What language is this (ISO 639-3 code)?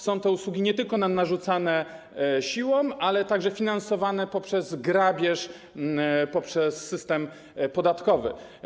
pol